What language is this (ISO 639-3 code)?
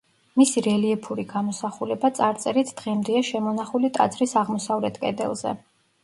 kat